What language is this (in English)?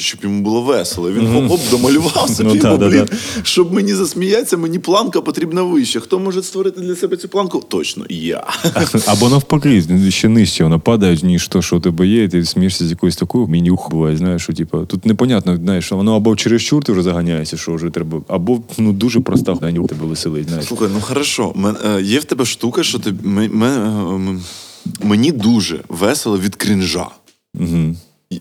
Ukrainian